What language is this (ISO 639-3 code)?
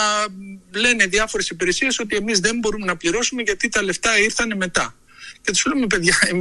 ell